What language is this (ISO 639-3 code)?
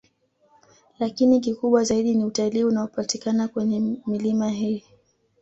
swa